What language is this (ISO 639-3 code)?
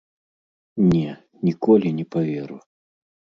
bel